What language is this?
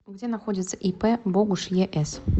Russian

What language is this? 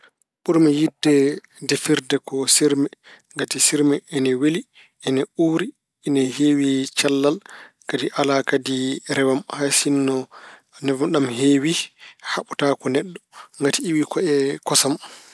Fula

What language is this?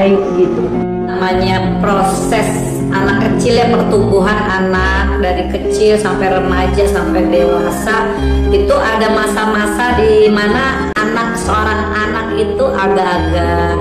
Indonesian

